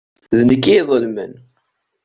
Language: Kabyle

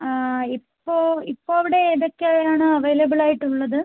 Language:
Malayalam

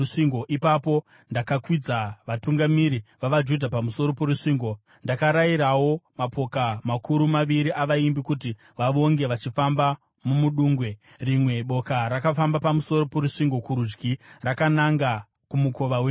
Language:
Shona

